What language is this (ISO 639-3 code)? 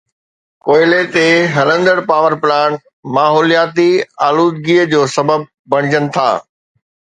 snd